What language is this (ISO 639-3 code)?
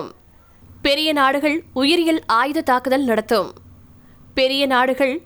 tam